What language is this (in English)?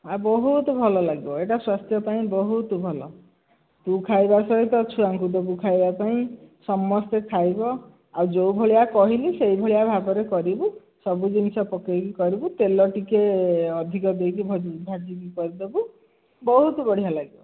Odia